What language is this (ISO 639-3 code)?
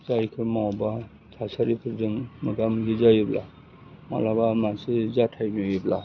brx